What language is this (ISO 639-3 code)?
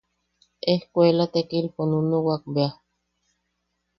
yaq